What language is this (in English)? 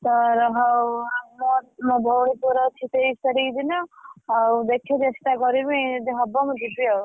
Odia